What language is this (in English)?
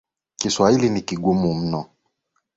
Swahili